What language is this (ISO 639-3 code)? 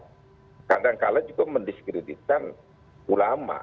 ind